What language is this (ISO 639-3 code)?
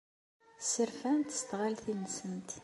kab